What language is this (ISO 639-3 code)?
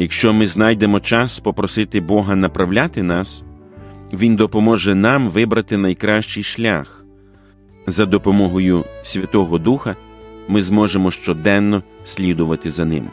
ukr